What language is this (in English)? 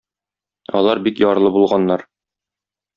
Tatar